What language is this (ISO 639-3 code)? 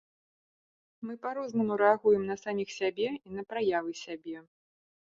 bel